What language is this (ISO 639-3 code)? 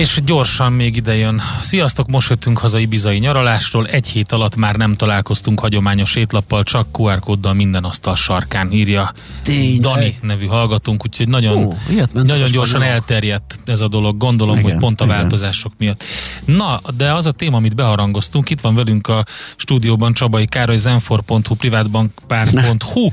hun